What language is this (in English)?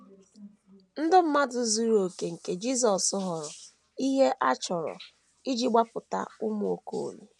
Igbo